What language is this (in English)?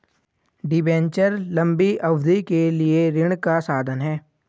Hindi